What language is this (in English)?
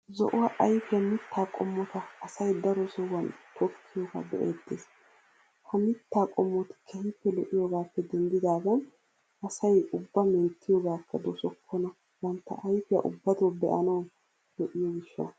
Wolaytta